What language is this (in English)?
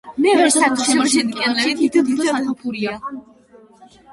Georgian